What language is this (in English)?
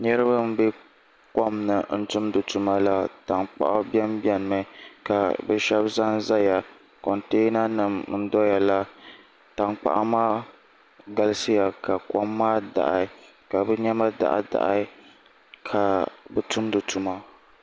Dagbani